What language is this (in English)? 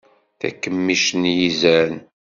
Kabyle